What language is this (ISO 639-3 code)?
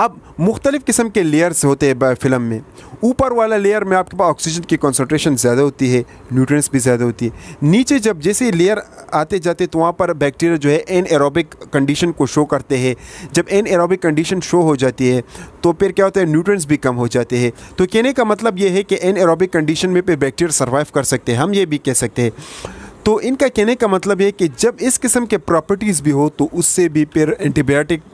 hin